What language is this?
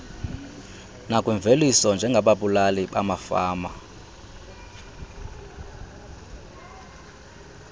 Xhosa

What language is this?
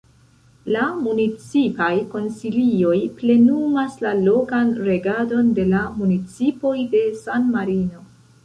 Esperanto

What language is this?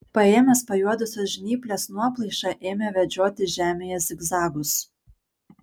Lithuanian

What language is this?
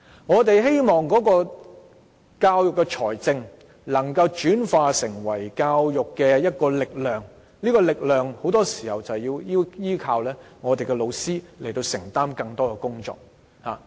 Cantonese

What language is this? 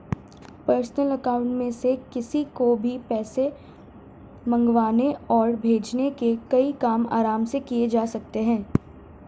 Hindi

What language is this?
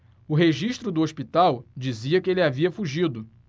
Portuguese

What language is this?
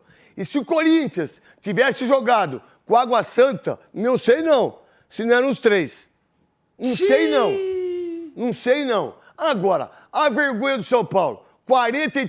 Portuguese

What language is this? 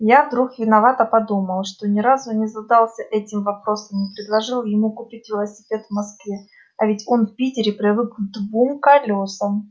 Russian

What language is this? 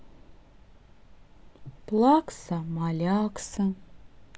Russian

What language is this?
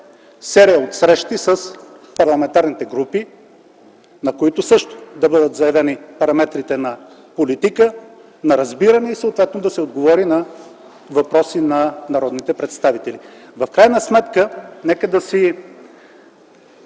Bulgarian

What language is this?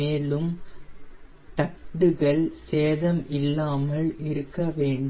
Tamil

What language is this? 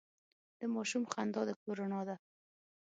Pashto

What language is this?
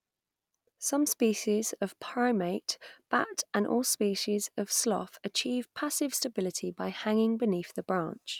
English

